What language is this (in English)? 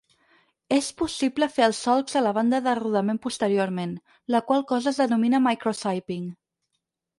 Catalan